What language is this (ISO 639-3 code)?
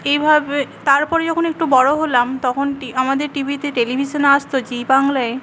ben